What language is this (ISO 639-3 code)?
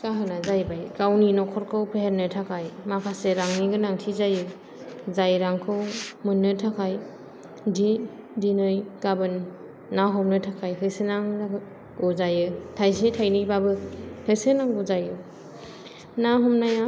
brx